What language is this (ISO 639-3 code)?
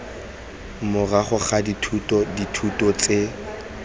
tsn